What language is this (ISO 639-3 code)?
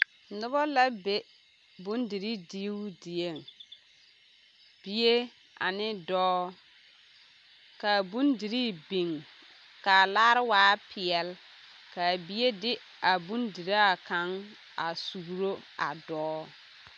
dga